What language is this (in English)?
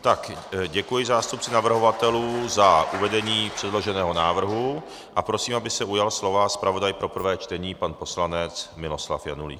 Czech